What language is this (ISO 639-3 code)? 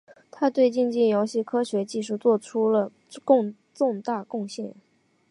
zho